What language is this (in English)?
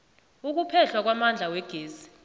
South Ndebele